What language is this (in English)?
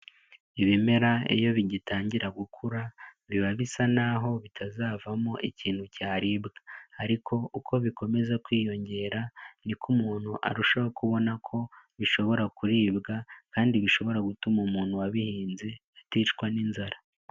Kinyarwanda